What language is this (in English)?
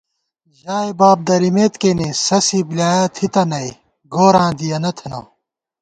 Gawar-Bati